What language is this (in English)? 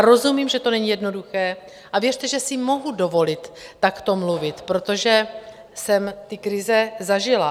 Czech